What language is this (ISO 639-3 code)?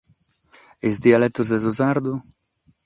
srd